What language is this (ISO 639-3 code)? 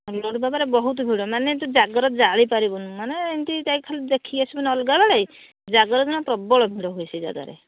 ori